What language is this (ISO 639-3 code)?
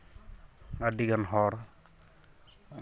sat